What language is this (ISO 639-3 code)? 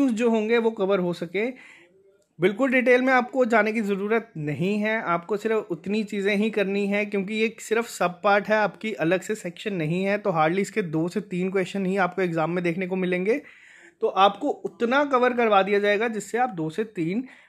hin